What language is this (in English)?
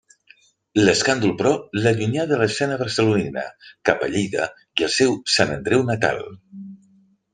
Catalan